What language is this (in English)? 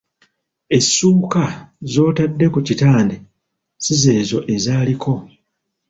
Ganda